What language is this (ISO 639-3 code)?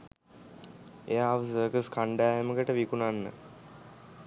sin